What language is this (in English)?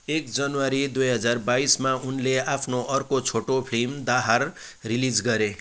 Nepali